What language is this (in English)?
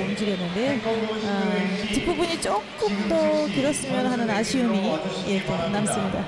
Korean